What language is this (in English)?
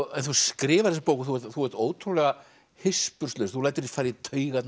Icelandic